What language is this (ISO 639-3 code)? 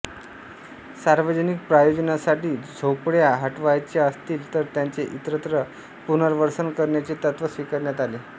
mar